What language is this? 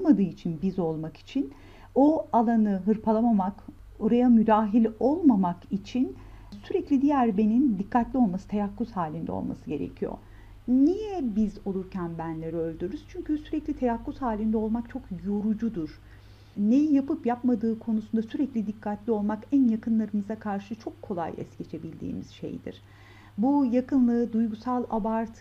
Turkish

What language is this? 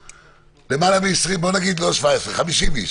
Hebrew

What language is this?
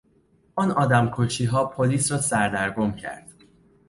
Persian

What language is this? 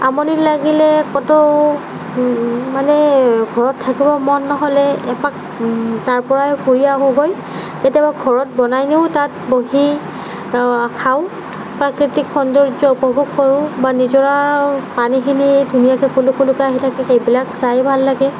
Assamese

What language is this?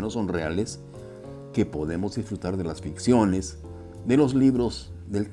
Spanish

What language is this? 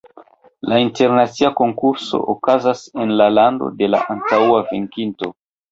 Esperanto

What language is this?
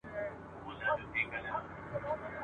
Pashto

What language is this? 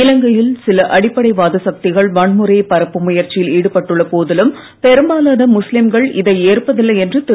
Tamil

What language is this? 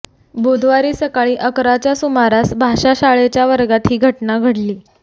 Marathi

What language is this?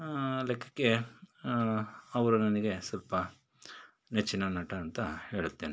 Kannada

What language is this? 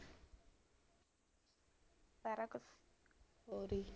Punjabi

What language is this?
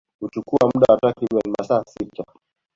Swahili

